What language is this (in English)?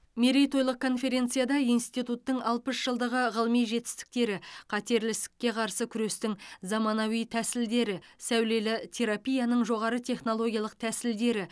Kazakh